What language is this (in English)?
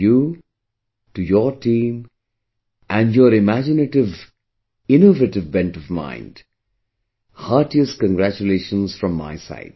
English